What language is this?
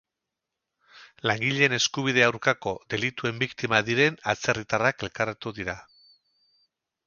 Basque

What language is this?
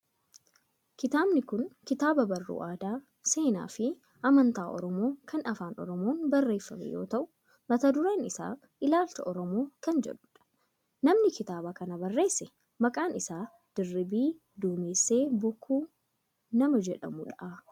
Oromo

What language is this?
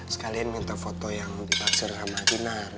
Indonesian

